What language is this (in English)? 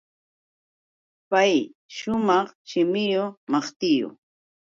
Yauyos Quechua